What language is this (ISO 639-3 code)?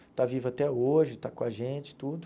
por